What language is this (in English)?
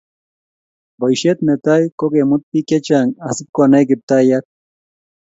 Kalenjin